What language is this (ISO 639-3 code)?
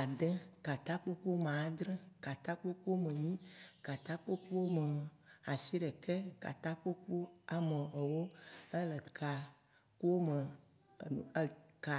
wci